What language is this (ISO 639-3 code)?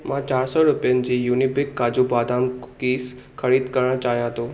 snd